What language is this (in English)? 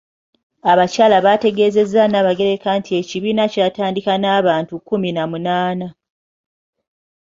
Ganda